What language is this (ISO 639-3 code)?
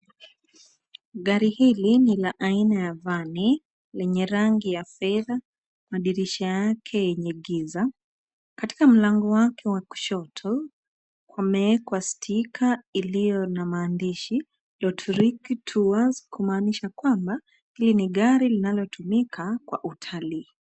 swa